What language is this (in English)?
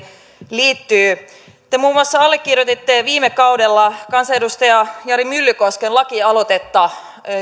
Finnish